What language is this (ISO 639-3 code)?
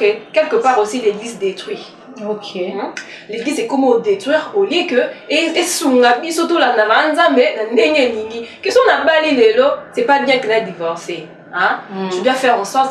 fra